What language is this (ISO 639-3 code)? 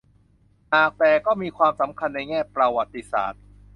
tha